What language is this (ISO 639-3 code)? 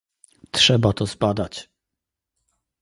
pol